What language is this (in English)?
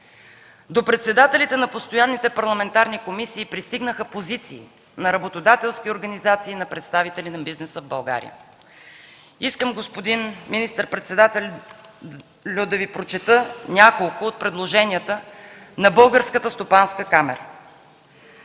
Bulgarian